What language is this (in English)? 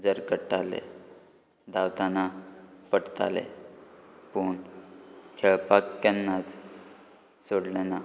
Konkani